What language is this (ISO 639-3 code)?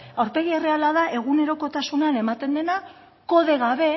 eus